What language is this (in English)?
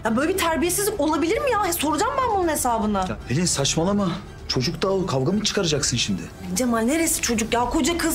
Turkish